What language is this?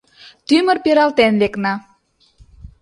Mari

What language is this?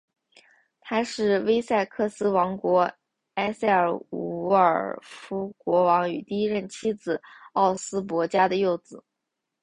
Chinese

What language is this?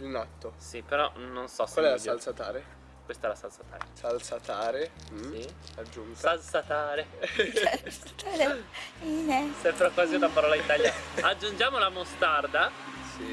Italian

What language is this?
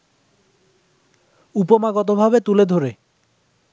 Bangla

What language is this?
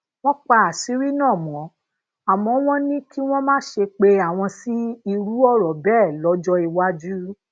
Yoruba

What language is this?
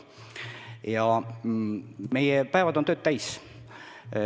Estonian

